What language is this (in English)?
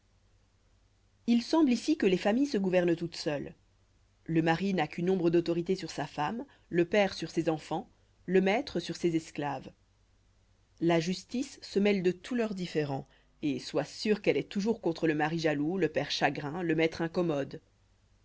French